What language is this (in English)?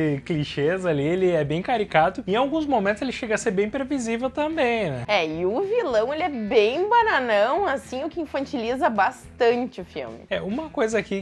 Portuguese